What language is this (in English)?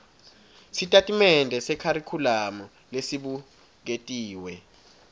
Swati